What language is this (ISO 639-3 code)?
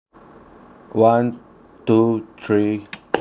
eng